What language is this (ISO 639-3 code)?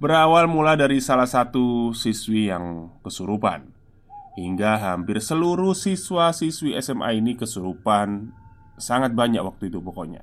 ind